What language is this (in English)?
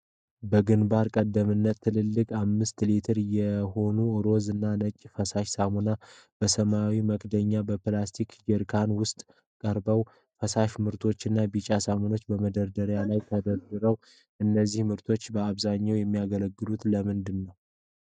Amharic